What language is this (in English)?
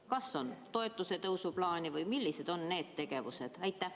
Estonian